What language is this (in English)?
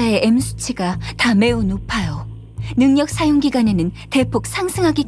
Korean